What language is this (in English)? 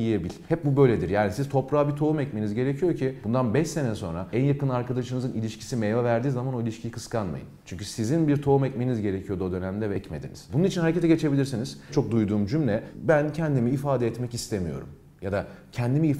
Turkish